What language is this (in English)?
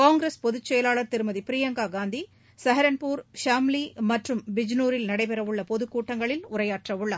Tamil